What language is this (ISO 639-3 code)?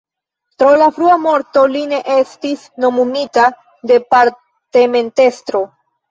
epo